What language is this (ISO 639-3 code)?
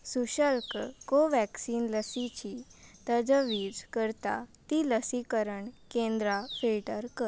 kok